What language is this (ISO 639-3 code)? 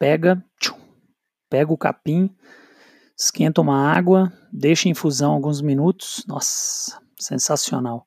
por